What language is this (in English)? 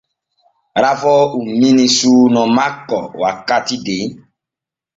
Borgu Fulfulde